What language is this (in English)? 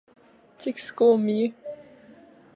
Latvian